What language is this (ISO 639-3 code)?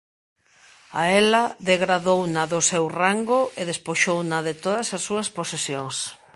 glg